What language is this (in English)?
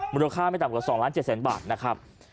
Thai